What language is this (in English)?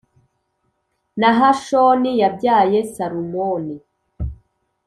Kinyarwanda